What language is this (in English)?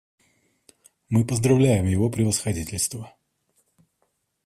Russian